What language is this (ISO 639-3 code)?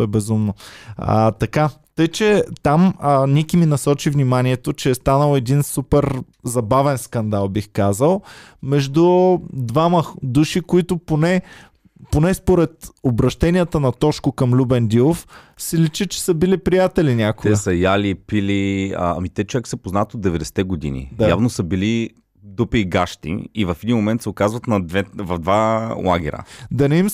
bul